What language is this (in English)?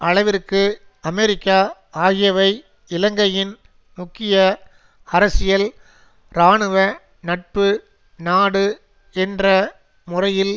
Tamil